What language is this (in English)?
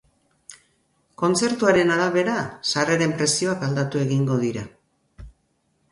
Basque